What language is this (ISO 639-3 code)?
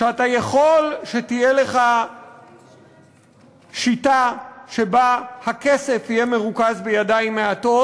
heb